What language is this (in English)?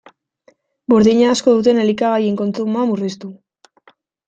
Basque